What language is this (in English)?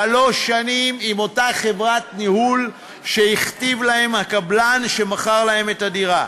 Hebrew